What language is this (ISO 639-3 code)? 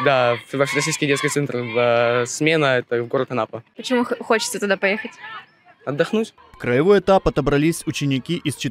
rus